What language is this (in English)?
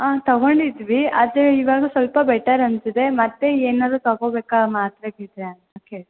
Kannada